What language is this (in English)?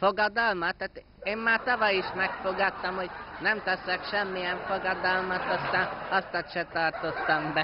Hungarian